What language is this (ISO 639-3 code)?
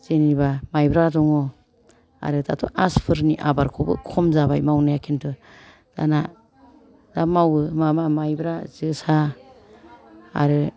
brx